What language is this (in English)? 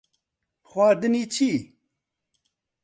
Central Kurdish